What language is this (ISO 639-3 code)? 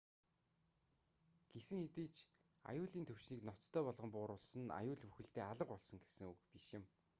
mon